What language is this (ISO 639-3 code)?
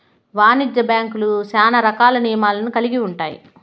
tel